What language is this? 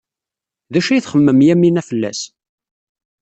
Kabyle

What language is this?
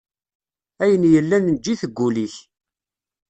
Kabyle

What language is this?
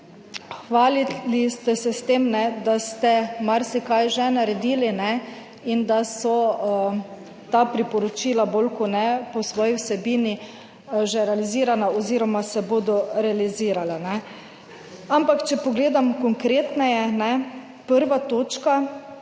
Slovenian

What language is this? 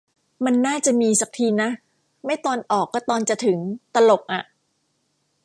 Thai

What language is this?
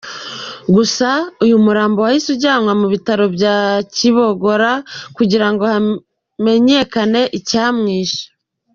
Kinyarwanda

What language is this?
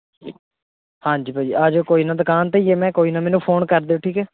Punjabi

